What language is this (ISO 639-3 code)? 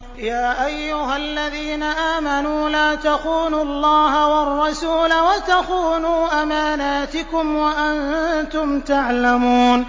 ara